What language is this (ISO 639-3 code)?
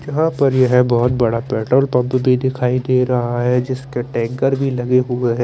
hin